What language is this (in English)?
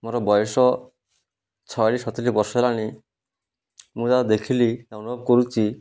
Odia